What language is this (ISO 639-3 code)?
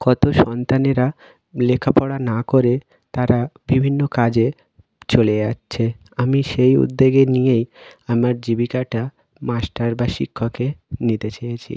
ben